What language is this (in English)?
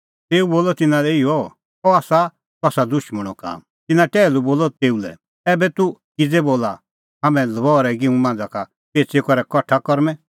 Kullu Pahari